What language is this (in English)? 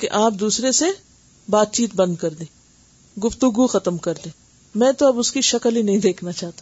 Urdu